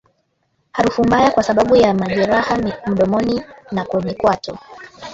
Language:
Swahili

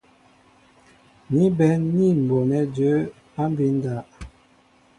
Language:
Mbo (Cameroon)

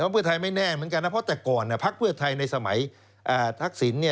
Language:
Thai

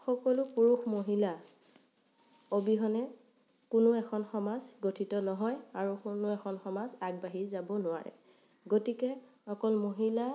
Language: Assamese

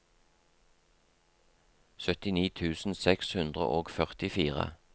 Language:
Norwegian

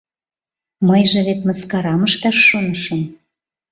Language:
Mari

